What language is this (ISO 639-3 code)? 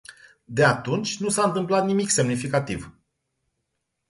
ron